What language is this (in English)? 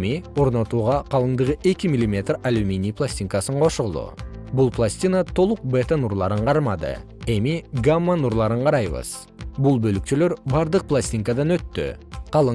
Kyrgyz